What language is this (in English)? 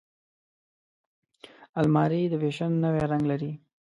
Pashto